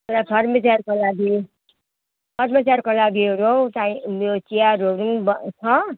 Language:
Nepali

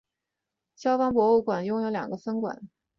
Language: Chinese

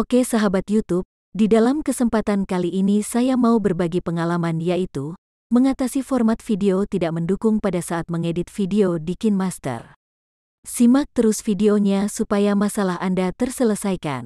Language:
Indonesian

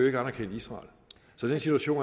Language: Danish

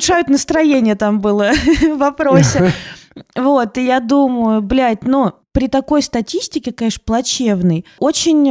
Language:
Russian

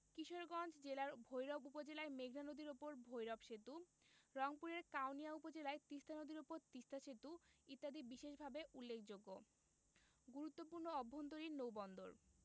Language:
Bangla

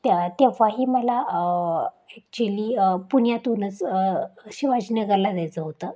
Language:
Marathi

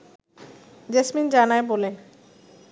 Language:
Bangla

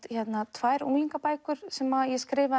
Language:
Icelandic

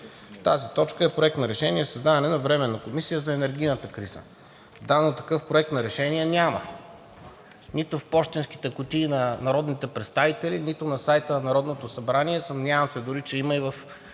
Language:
Bulgarian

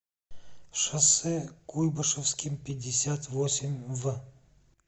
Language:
Russian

